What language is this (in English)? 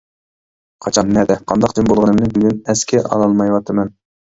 Uyghur